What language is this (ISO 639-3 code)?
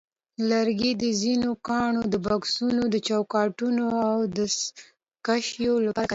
pus